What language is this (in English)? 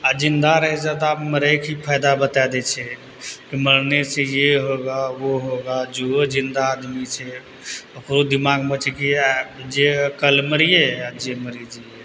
Maithili